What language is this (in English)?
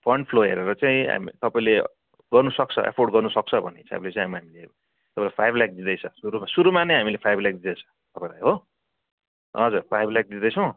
Nepali